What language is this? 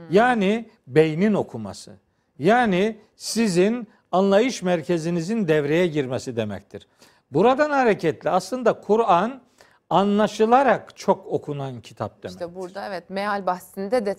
Turkish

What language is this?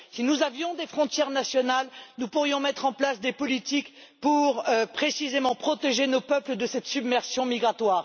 French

